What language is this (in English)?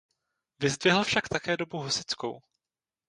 Czech